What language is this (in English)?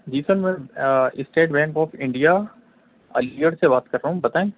Urdu